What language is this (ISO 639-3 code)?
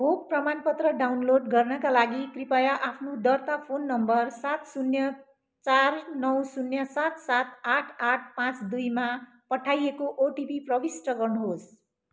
nep